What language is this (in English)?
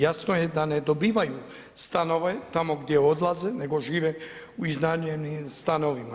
Croatian